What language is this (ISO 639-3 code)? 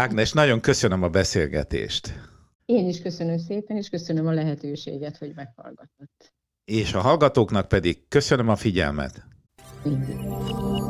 hun